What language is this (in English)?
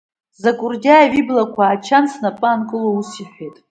Abkhazian